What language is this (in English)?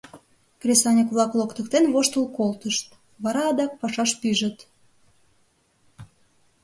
Mari